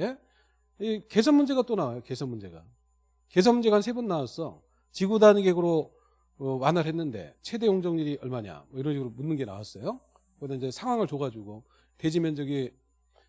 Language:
Korean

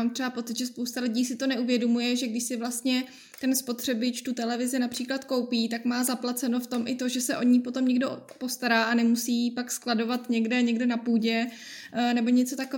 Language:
Czech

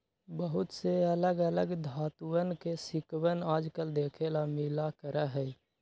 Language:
Magahi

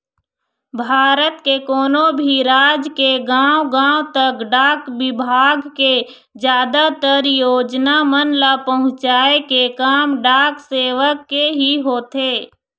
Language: Chhattisgarhi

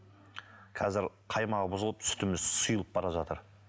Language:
Kazakh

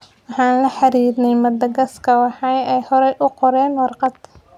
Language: Somali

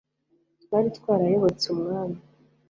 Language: Kinyarwanda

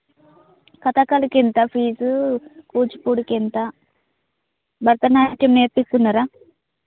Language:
Telugu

